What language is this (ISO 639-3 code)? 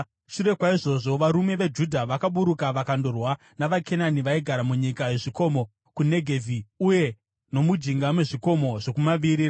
sna